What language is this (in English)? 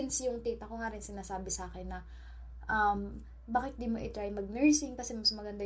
Filipino